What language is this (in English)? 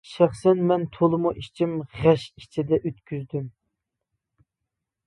Uyghur